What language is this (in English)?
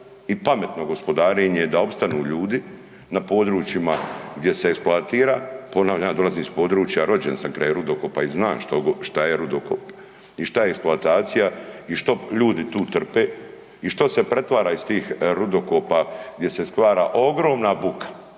Croatian